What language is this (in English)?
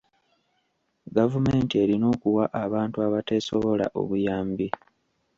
Ganda